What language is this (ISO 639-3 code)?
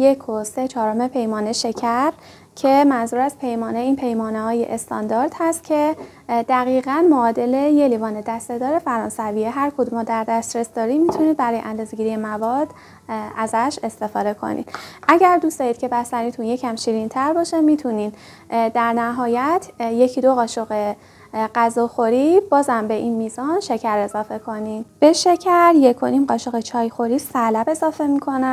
fas